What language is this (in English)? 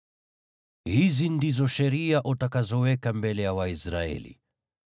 Swahili